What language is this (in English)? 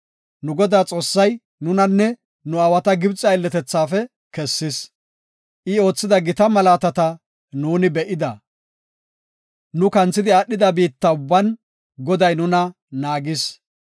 Gofa